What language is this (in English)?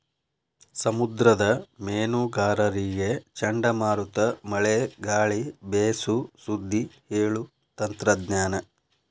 Kannada